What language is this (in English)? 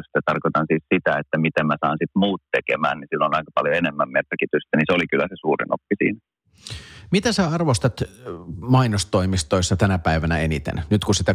Finnish